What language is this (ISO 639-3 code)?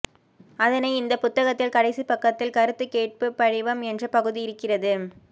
tam